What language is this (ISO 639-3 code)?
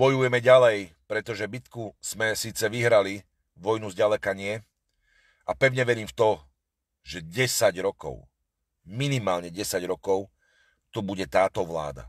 slk